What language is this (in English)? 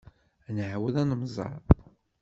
Kabyle